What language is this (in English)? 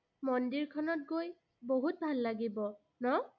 Assamese